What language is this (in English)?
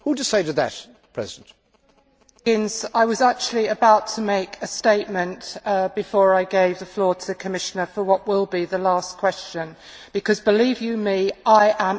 English